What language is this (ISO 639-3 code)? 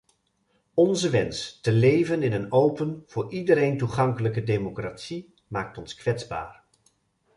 nld